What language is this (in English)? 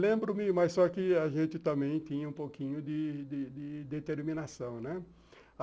Portuguese